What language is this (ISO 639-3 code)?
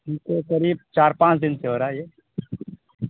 urd